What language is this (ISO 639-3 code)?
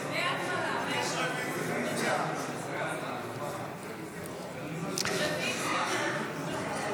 heb